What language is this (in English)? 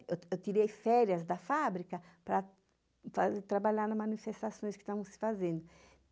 Portuguese